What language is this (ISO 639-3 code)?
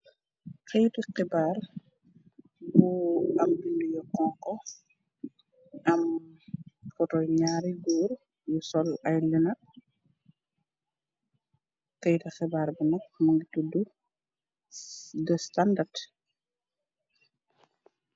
wol